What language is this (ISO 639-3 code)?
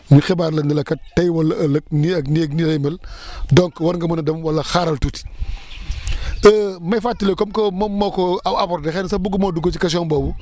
wol